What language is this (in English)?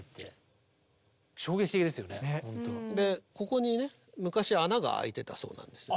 Japanese